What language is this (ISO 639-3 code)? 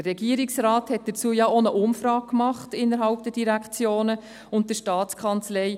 gsw